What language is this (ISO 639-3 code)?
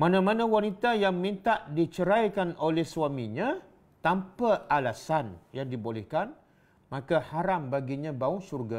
msa